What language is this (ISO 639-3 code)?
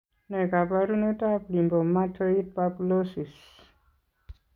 kln